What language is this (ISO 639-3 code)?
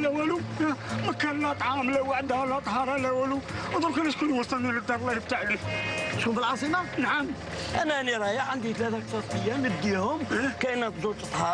ara